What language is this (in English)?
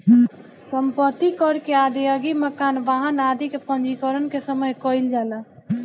Bhojpuri